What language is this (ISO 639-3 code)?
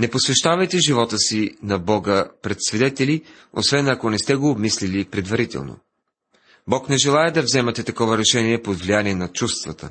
bul